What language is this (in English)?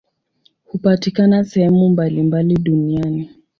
Swahili